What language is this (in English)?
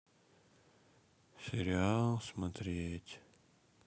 Russian